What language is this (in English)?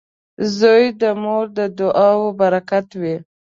Pashto